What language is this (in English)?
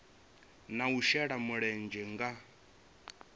Venda